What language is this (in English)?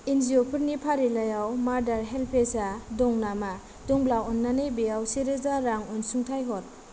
Bodo